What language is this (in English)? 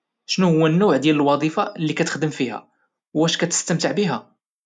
Moroccan Arabic